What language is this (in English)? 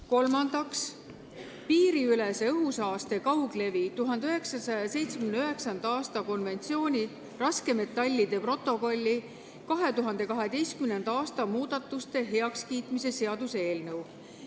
Estonian